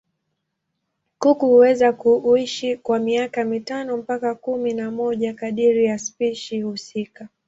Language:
Swahili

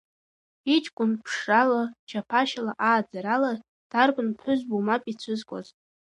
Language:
Abkhazian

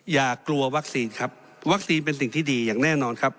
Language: Thai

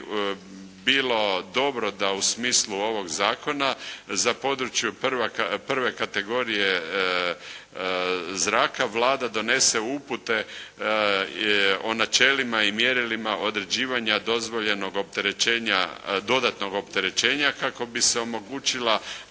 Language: Croatian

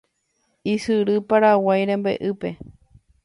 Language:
Guarani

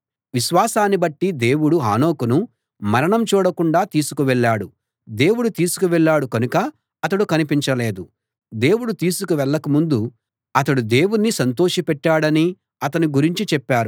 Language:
Telugu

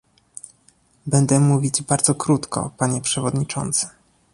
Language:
Polish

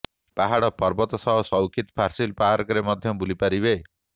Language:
Odia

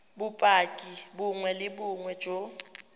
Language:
Tswana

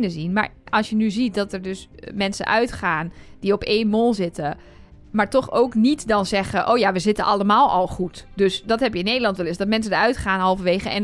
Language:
Dutch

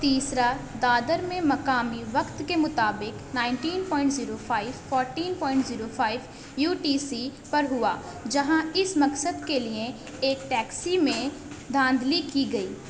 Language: Urdu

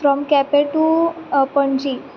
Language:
Konkani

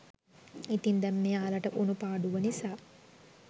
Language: Sinhala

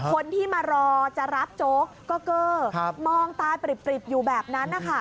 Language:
Thai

